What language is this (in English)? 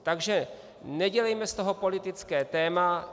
Czech